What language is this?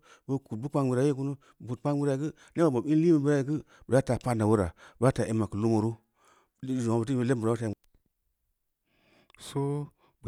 Samba Leko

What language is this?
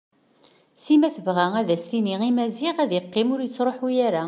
Kabyle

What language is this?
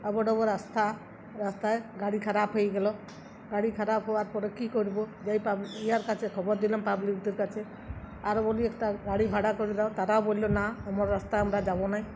Bangla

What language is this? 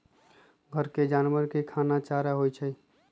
Magahi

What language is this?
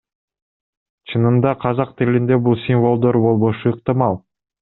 Kyrgyz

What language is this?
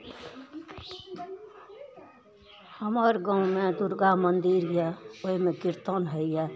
Maithili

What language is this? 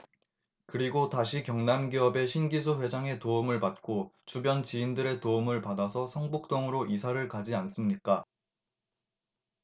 Korean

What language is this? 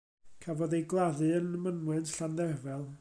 Welsh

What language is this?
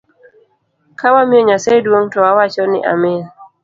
Luo (Kenya and Tanzania)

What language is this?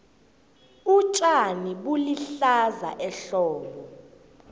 South Ndebele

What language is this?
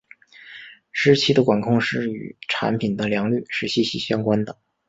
Chinese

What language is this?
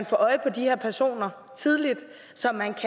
Danish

